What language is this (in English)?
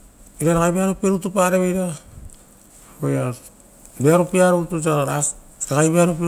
Rotokas